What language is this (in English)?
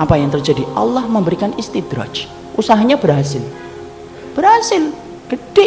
Indonesian